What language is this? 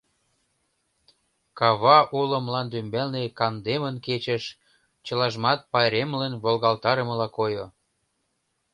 Mari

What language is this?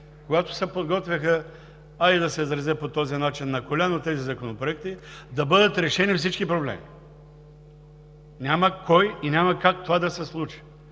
Bulgarian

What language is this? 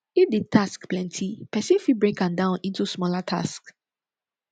Nigerian Pidgin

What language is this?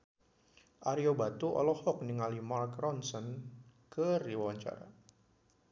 Sundanese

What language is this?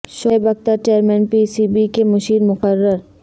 Urdu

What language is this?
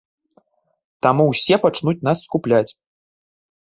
Belarusian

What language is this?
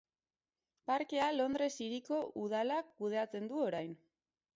Basque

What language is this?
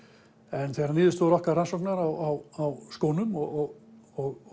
Icelandic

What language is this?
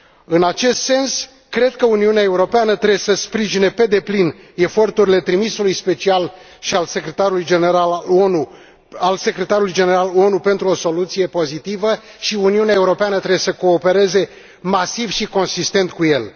Romanian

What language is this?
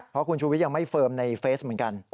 Thai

